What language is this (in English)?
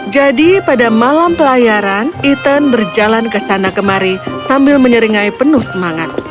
Indonesian